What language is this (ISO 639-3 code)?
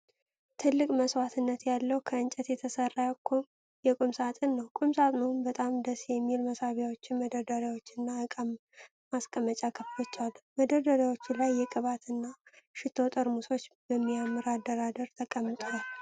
amh